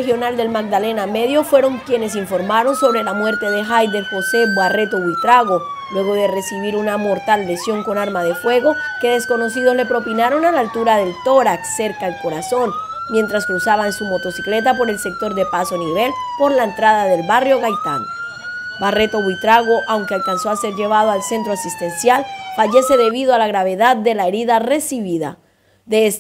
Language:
Spanish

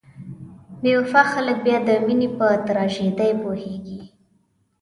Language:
Pashto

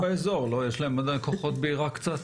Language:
Hebrew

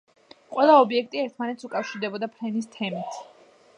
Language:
Georgian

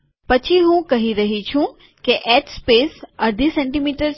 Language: Gujarati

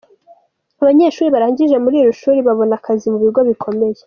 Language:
Kinyarwanda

